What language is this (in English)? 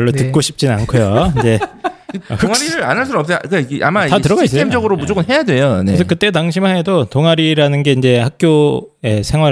Korean